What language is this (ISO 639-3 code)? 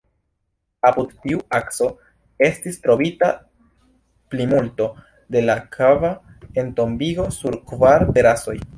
epo